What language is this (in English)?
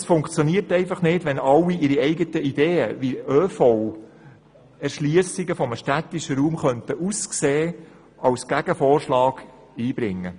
Swiss German